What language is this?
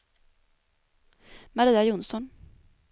Swedish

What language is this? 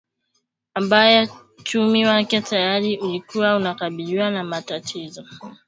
Swahili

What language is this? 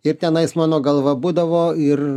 Lithuanian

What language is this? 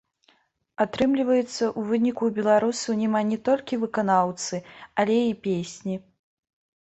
Belarusian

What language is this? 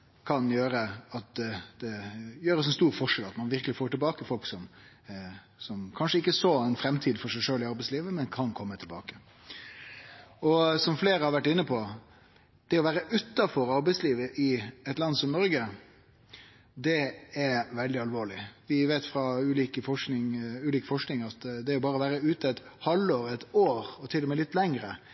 Norwegian Nynorsk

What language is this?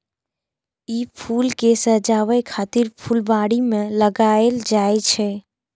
Maithili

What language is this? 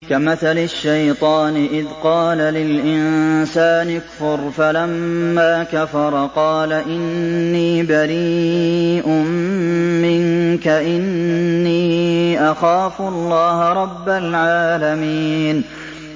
Arabic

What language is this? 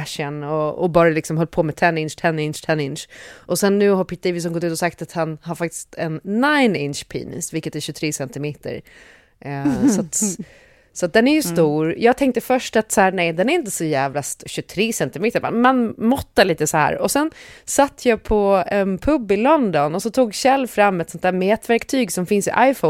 Swedish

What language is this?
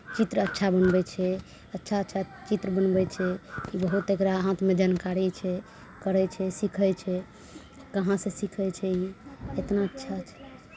Maithili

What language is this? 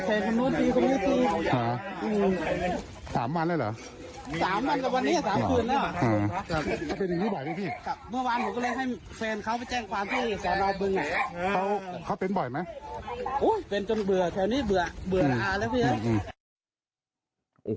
Thai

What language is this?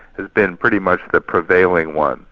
English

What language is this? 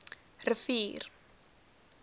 Afrikaans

